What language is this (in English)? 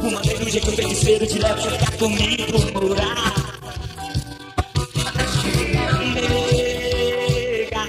Portuguese